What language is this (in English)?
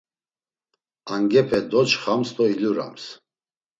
Laz